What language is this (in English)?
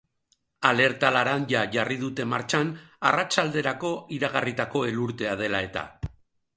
Basque